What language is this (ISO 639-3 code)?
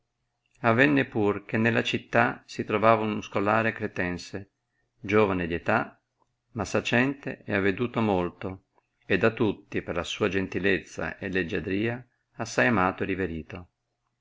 ita